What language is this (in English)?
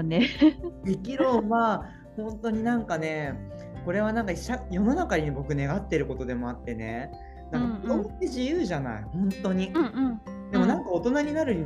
Japanese